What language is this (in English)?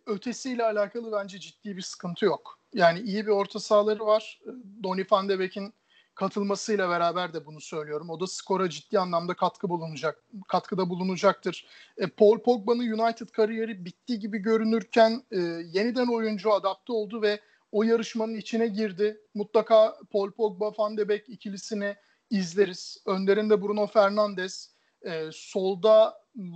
Turkish